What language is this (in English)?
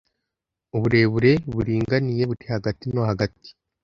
Kinyarwanda